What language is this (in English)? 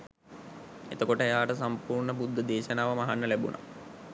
Sinhala